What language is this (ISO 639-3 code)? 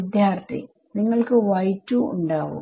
mal